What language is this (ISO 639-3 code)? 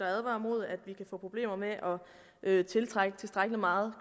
dan